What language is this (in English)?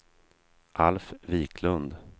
Swedish